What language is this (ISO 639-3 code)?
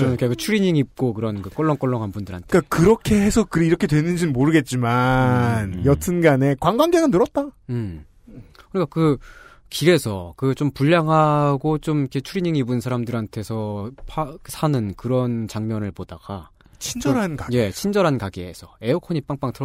kor